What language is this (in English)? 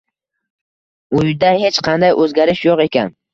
Uzbek